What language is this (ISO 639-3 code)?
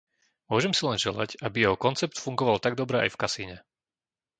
slk